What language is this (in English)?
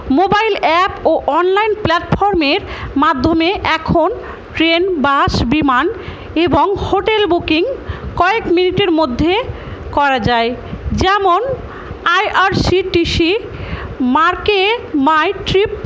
Bangla